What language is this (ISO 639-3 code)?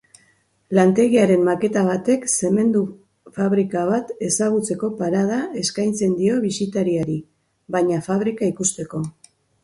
eus